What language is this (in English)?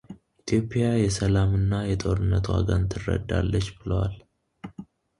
Amharic